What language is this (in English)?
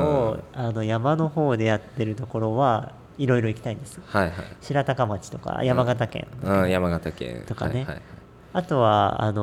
Japanese